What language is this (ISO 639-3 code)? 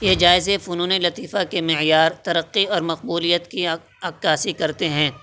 urd